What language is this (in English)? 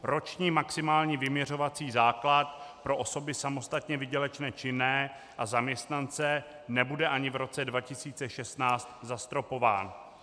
Czech